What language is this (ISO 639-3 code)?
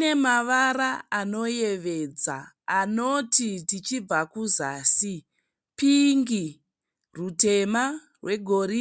sna